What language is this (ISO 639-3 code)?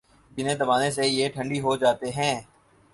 urd